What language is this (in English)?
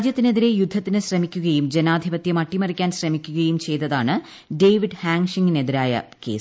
Malayalam